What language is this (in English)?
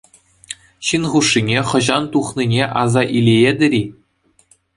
Chuvash